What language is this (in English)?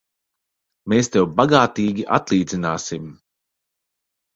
Latvian